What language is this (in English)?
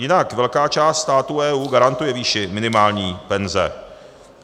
Czech